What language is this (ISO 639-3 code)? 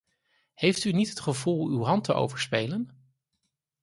nld